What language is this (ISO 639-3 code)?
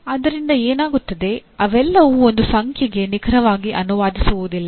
kan